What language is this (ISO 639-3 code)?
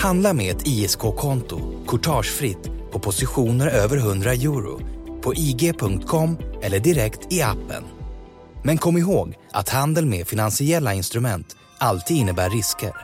swe